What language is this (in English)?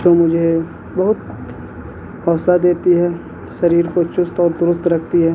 Urdu